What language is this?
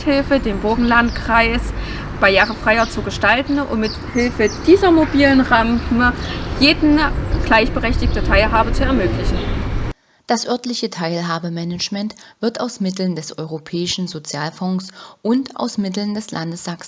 German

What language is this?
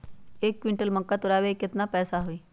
Magahi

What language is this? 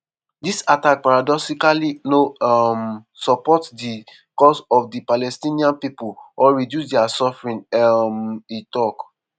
Nigerian Pidgin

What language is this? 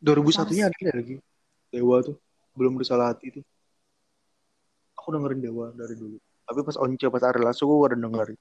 Indonesian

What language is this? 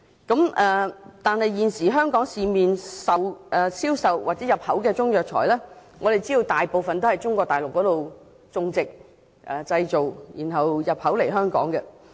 Cantonese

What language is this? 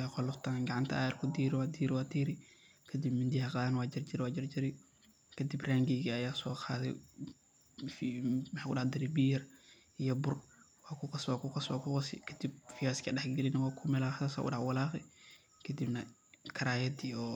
Somali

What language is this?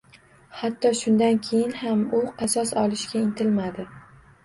Uzbek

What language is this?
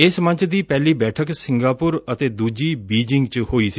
Punjabi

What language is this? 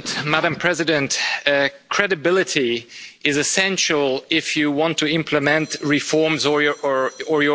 English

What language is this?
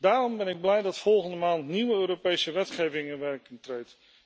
Dutch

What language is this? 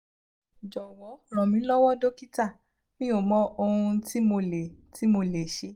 Yoruba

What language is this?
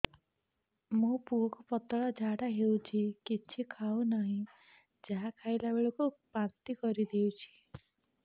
Odia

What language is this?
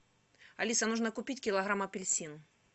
Russian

